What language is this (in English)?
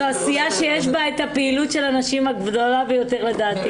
Hebrew